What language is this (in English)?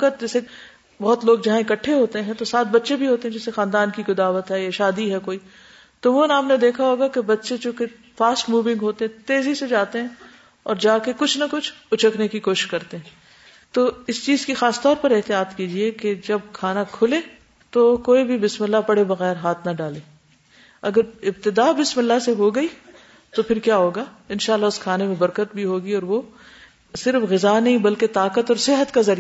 Urdu